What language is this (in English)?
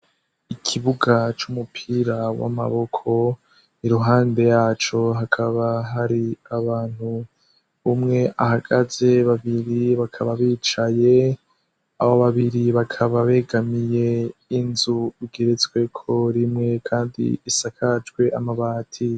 Rundi